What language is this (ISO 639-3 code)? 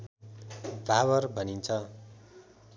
nep